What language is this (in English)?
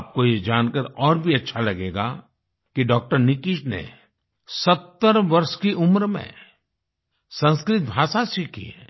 Hindi